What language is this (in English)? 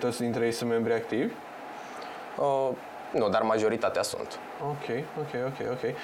Romanian